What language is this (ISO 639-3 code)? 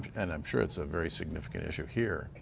eng